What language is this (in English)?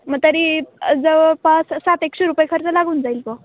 Marathi